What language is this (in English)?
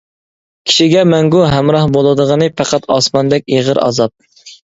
Uyghur